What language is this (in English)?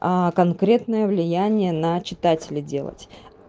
Russian